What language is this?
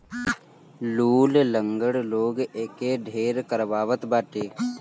Bhojpuri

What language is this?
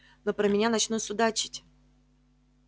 Russian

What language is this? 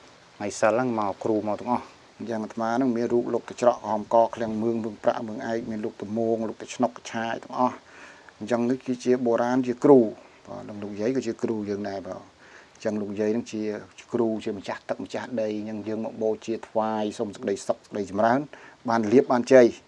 Vietnamese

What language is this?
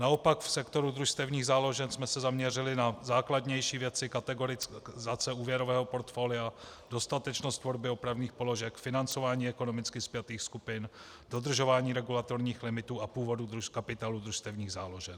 Czech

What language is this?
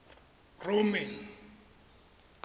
Tswana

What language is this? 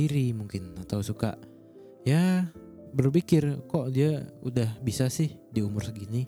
Indonesian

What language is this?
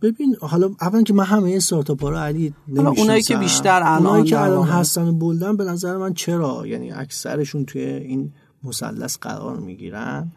Persian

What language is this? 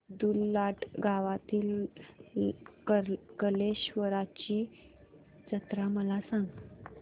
Marathi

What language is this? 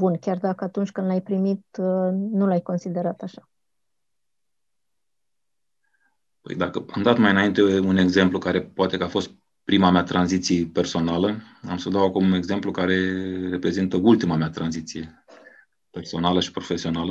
Romanian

